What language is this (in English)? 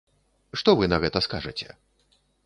Belarusian